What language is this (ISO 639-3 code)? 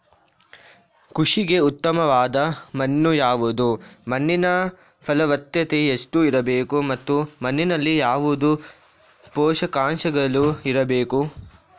kan